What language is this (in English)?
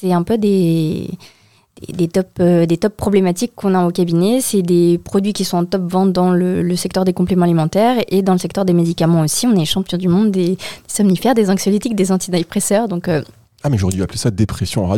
French